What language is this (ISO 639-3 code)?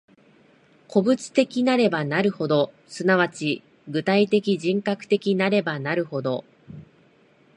jpn